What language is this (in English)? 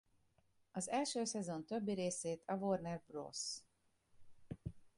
Hungarian